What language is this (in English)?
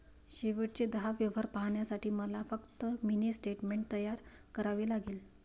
Marathi